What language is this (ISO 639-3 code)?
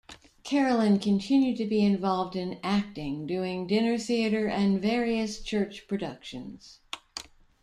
eng